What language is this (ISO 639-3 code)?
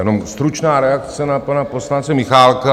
ces